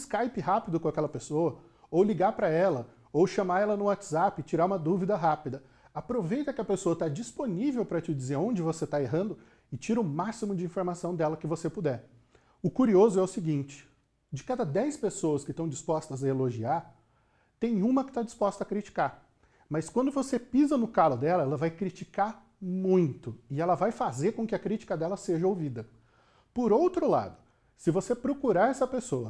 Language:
Portuguese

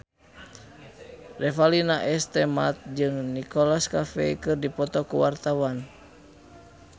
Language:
Sundanese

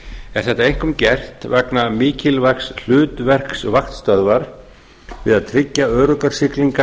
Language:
Icelandic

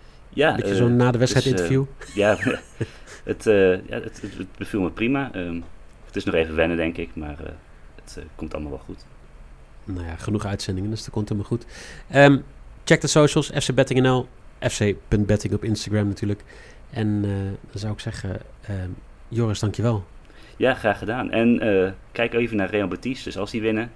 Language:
Dutch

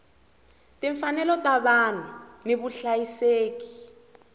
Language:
Tsonga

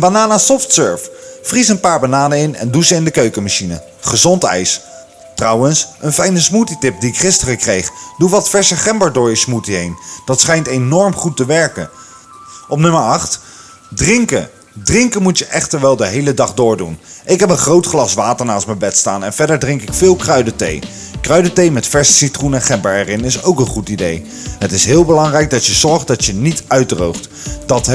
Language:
Dutch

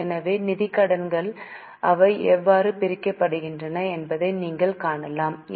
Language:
Tamil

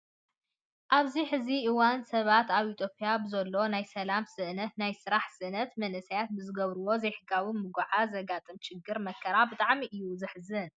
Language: Tigrinya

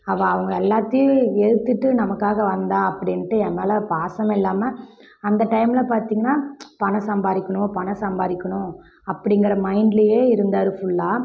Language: Tamil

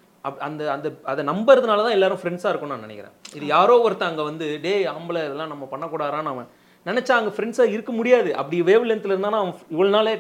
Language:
Tamil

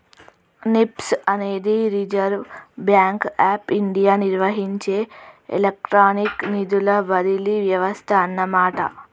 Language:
Telugu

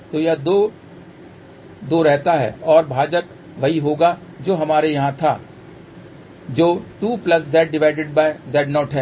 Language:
Hindi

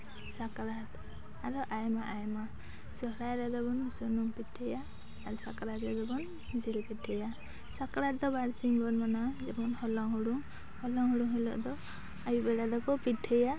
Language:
Santali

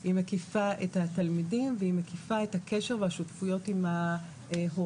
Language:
Hebrew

